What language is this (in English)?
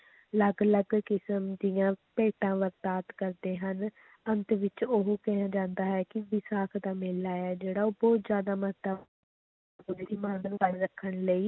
Punjabi